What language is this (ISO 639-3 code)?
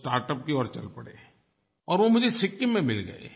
hin